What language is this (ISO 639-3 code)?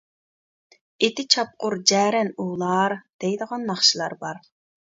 uig